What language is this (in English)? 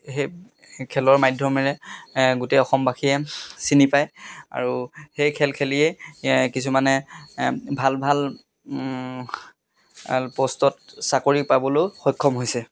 Assamese